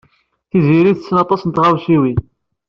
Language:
Kabyle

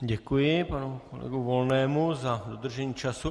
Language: Czech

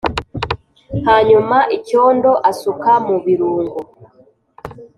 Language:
Kinyarwanda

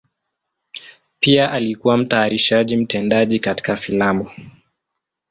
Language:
Swahili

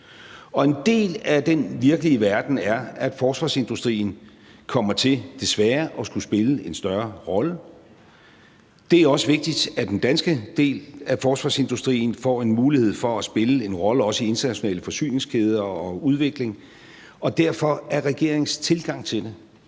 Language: Danish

